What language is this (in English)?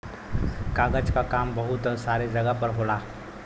Bhojpuri